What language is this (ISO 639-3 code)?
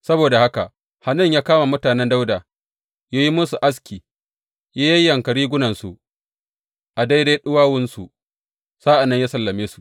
hau